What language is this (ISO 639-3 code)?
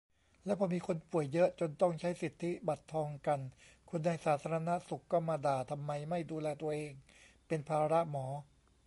tha